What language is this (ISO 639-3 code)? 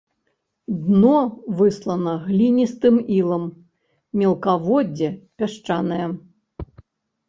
bel